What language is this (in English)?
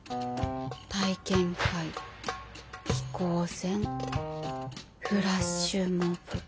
Japanese